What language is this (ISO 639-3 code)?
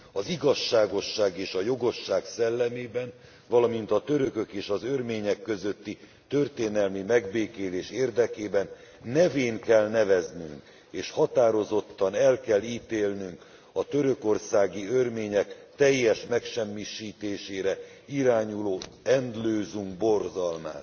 hun